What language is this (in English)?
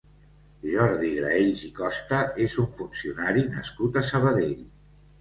Catalan